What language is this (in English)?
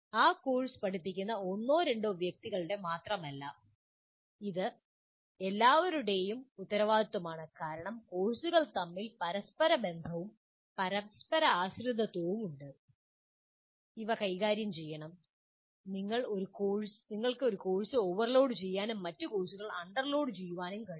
Malayalam